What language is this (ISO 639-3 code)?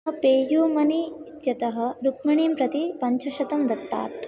san